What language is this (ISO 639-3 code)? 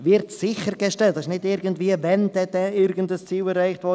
gsw